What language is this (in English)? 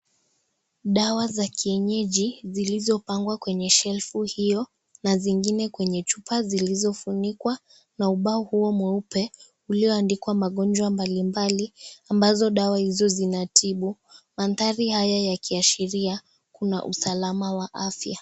Swahili